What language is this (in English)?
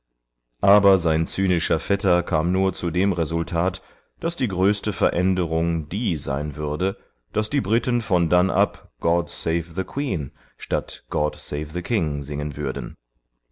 German